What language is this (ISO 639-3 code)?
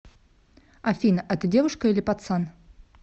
rus